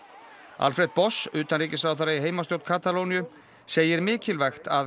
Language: Icelandic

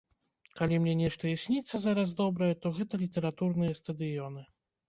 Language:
Belarusian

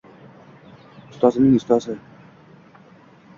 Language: Uzbek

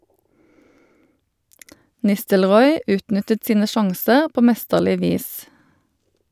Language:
Norwegian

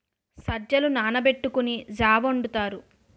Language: Telugu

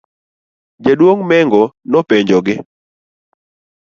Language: Luo (Kenya and Tanzania)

